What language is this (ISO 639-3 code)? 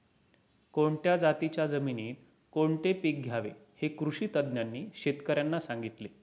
mar